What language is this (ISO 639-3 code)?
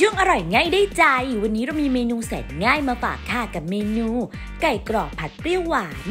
tha